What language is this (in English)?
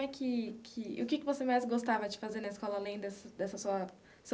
Portuguese